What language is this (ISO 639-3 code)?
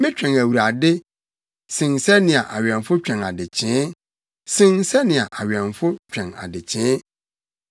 aka